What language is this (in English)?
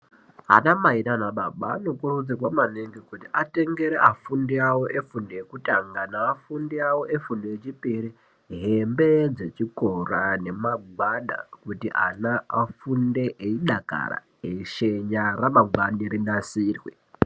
Ndau